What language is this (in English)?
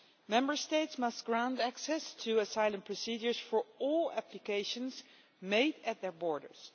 English